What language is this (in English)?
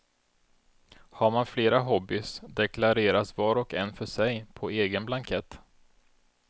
Swedish